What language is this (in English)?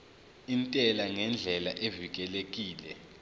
Zulu